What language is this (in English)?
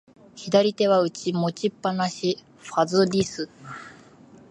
Japanese